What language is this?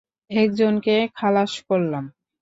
Bangla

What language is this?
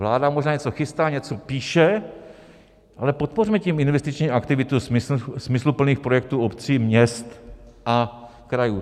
Czech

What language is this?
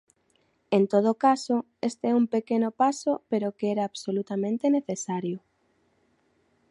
Galician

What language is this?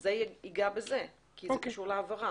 Hebrew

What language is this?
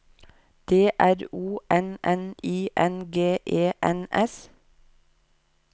Norwegian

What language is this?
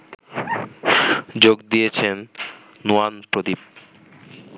Bangla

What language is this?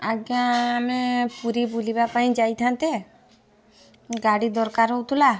Odia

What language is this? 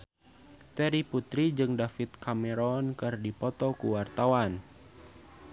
Sundanese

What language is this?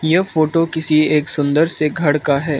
Hindi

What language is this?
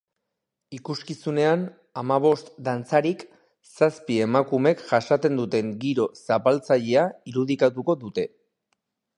Basque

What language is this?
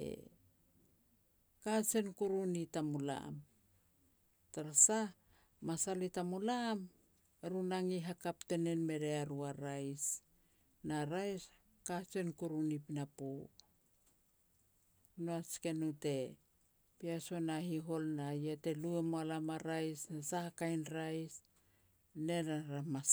Petats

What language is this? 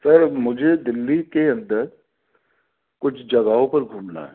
Urdu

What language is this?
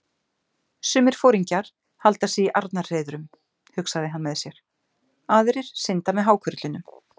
Icelandic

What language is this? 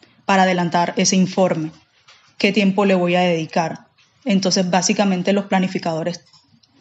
Spanish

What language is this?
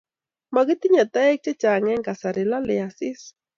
Kalenjin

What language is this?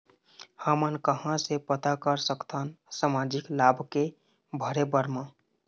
Chhattisgarhi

